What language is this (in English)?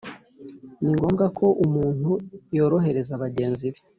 Kinyarwanda